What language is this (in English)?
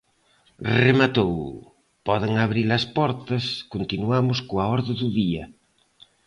Galician